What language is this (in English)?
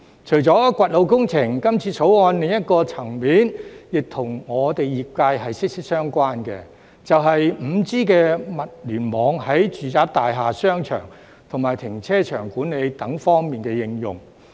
Cantonese